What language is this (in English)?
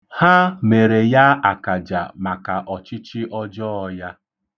Igbo